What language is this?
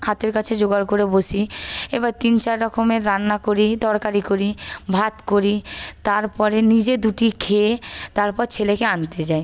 Bangla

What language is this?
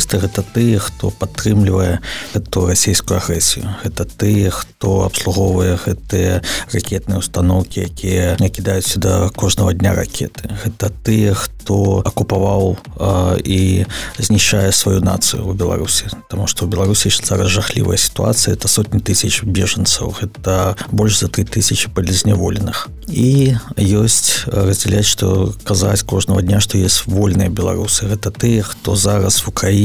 Ukrainian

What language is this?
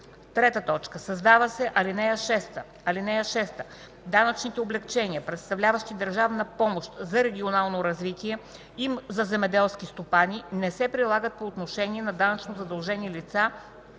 Bulgarian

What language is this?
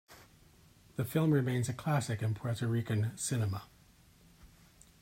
English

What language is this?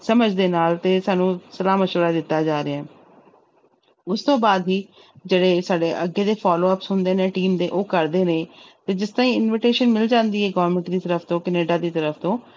Punjabi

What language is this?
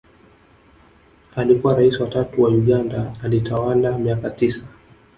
Swahili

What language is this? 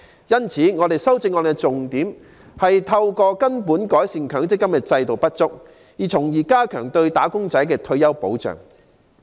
Cantonese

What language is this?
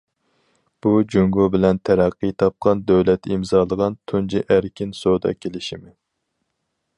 Uyghur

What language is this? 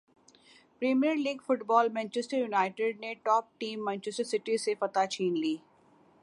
Urdu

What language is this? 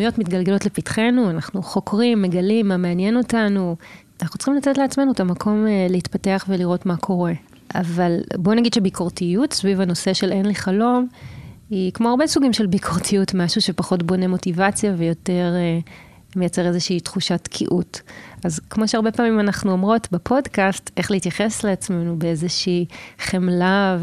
Hebrew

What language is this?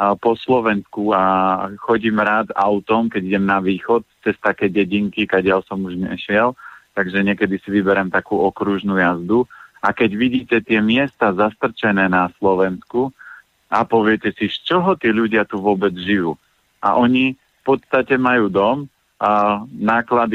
Slovak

